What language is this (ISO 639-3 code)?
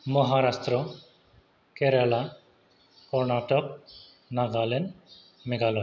brx